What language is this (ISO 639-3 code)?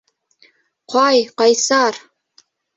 bak